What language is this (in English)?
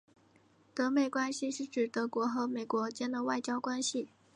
Chinese